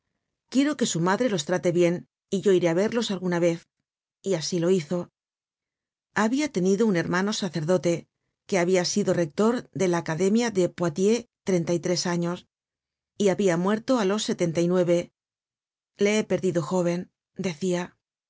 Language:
Spanish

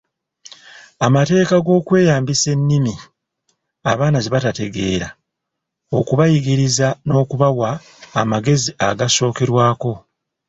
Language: Ganda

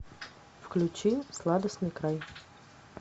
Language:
Russian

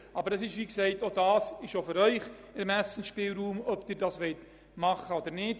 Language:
Swiss German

